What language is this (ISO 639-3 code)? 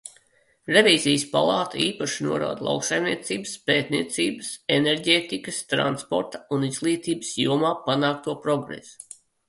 lav